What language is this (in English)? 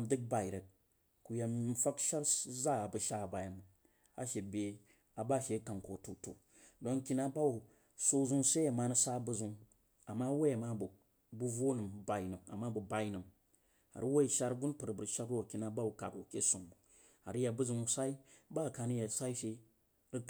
Jiba